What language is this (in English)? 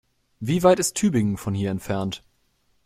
German